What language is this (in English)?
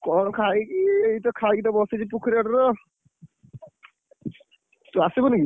Odia